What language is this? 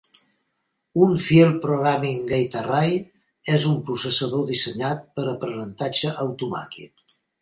Catalan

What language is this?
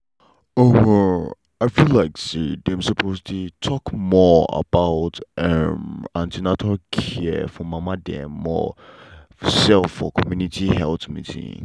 Nigerian Pidgin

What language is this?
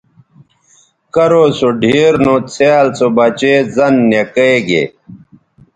Bateri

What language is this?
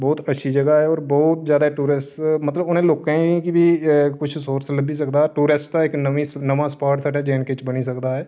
Dogri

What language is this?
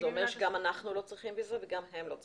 Hebrew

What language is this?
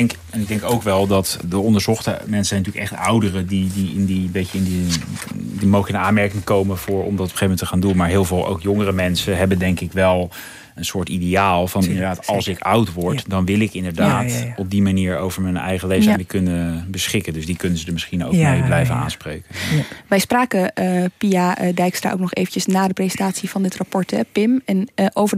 Dutch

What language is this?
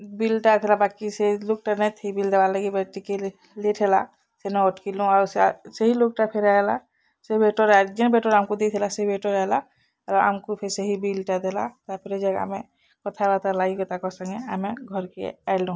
Odia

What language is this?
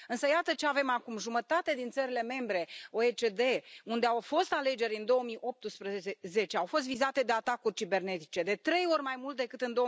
Romanian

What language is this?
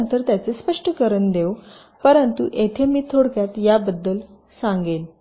Marathi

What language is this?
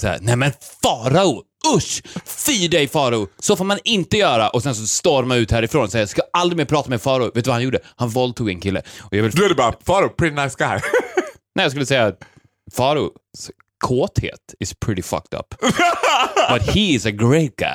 Swedish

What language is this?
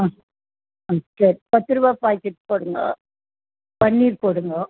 Tamil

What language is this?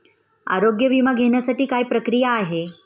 Marathi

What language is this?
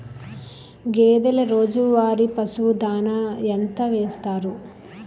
Telugu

